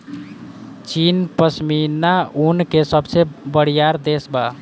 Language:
Bhojpuri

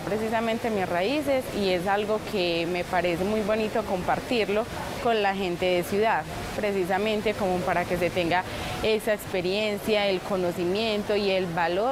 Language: Spanish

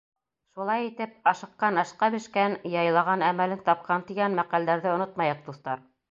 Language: Bashkir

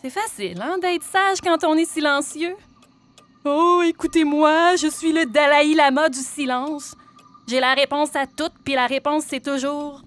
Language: French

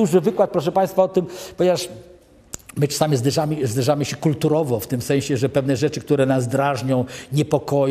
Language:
Polish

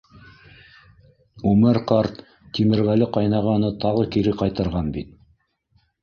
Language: Bashkir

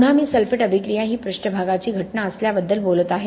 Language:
Marathi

